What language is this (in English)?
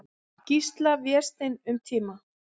Icelandic